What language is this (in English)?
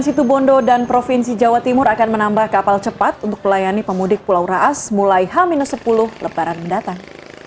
Indonesian